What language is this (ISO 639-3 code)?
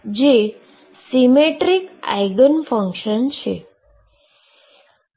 guj